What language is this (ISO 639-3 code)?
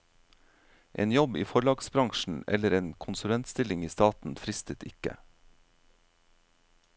nor